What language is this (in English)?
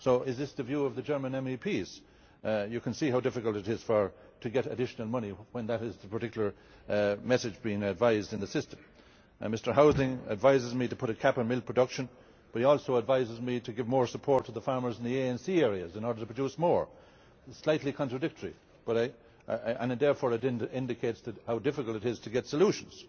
English